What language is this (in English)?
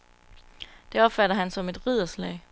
Danish